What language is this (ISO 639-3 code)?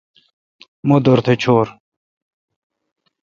xka